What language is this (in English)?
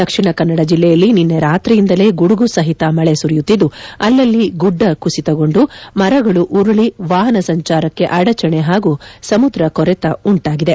Kannada